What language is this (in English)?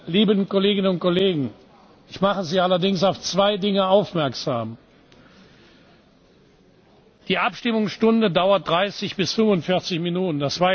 German